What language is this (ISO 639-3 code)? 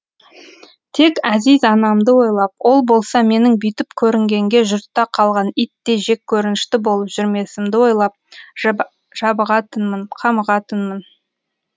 kaz